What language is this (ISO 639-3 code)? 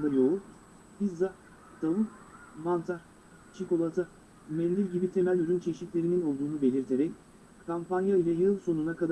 tur